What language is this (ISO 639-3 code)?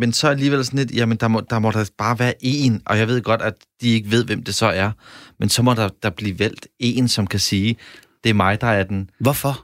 dan